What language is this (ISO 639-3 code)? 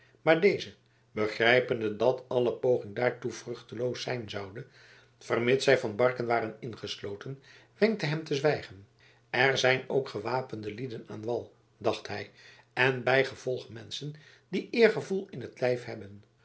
nld